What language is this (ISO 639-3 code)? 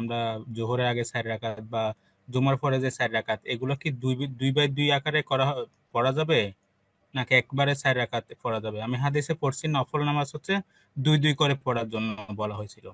ben